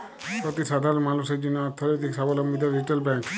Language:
Bangla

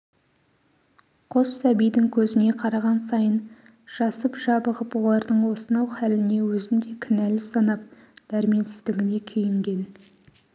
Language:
Kazakh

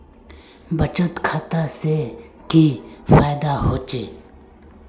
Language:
Magahi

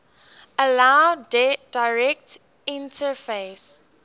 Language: English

